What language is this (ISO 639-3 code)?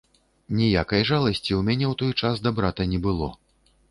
bel